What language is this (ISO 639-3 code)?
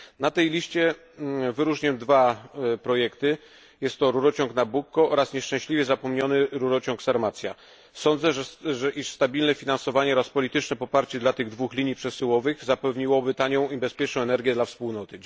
pol